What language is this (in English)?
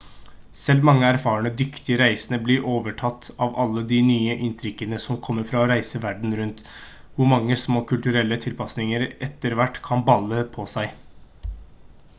Norwegian Bokmål